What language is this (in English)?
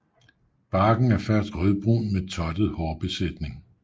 Danish